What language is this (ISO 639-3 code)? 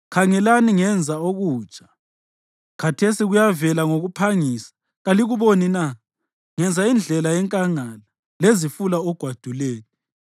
nde